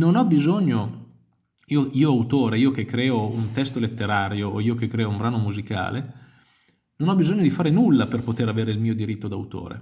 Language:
Italian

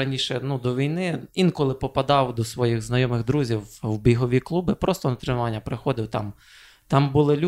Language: Ukrainian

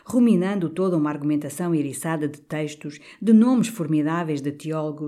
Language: Portuguese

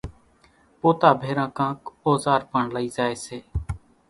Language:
Kachi Koli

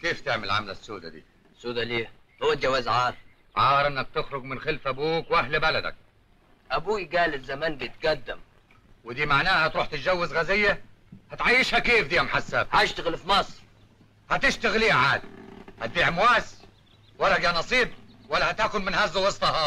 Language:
Arabic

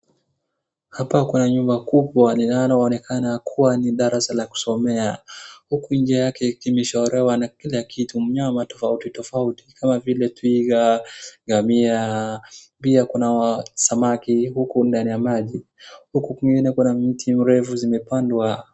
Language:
Swahili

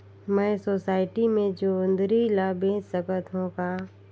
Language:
Chhattisgarhi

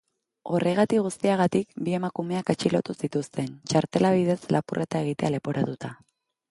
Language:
Basque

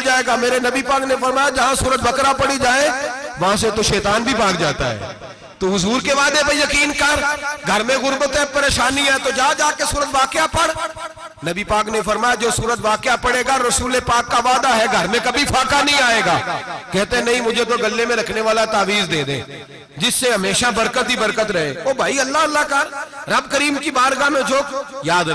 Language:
Ganda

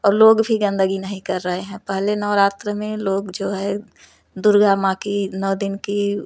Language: Hindi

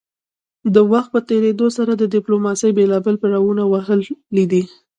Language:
Pashto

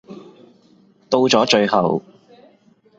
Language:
Cantonese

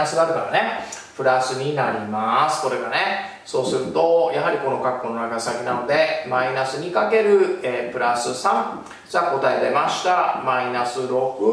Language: Japanese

